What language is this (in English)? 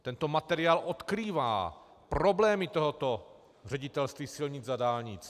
Czech